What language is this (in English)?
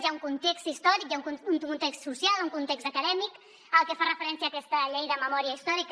Catalan